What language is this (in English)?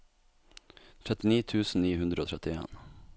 Norwegian